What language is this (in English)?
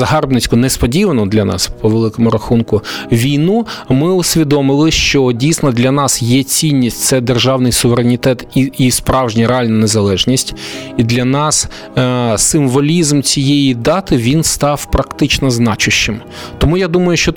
Ukrainian